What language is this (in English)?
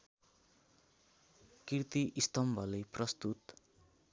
Nepali